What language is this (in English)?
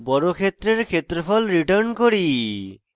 Bangla